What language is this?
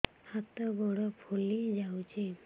Odia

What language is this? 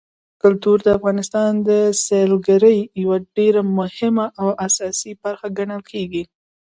Pashto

